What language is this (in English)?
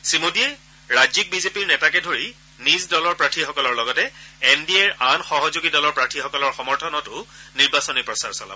Assamese